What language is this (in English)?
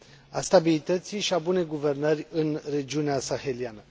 Romanian